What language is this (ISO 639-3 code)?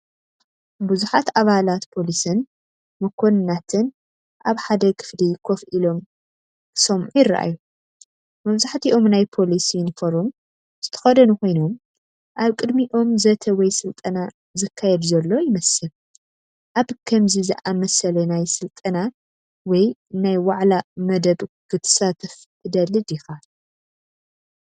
tir